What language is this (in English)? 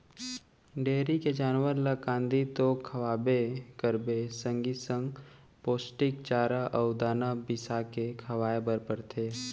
Chhattisgarhi